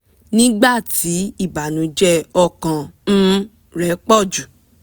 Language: Yoruba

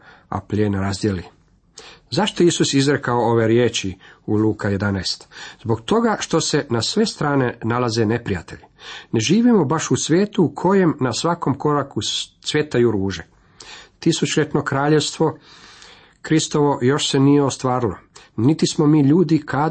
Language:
Croatian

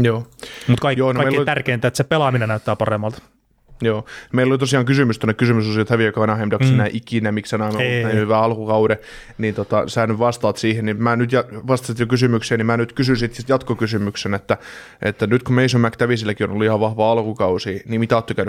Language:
Finnish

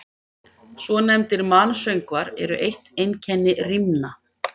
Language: Icelandic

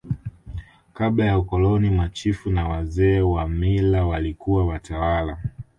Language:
Swahili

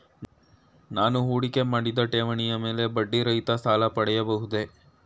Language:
Kannada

